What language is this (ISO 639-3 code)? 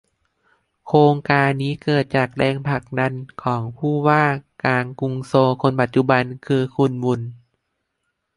tha